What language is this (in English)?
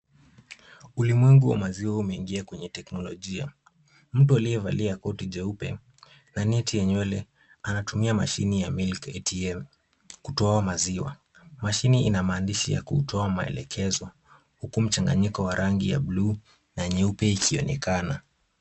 Swahili